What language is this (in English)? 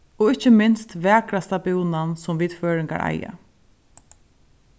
Faroese